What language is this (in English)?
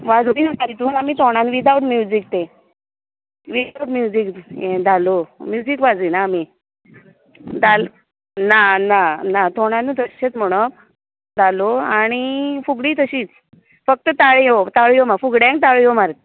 Konkani